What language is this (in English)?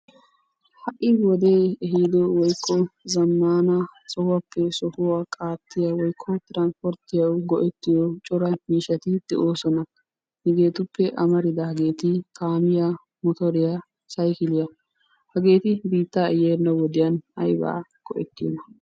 Wolaytta